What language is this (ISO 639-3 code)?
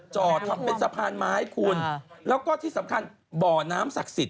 tha